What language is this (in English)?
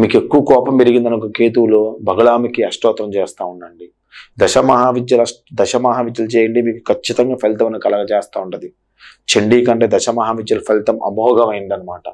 Telugu